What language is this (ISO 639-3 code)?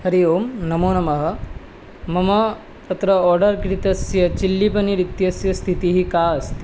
san